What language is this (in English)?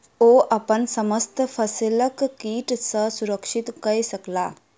Maithili